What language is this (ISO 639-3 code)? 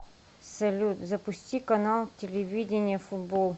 rus